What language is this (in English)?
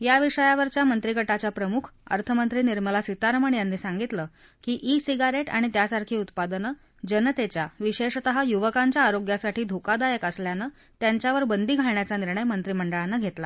Marathi